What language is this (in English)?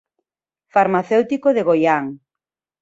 Galician